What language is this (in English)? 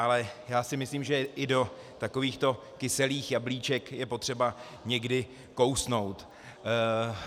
Czech